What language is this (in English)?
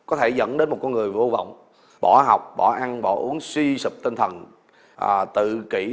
Vietnamese